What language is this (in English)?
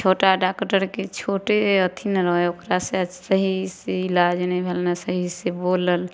Maithili